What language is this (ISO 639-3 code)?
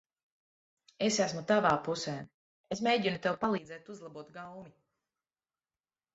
lav